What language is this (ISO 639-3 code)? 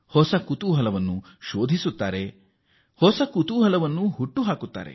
kan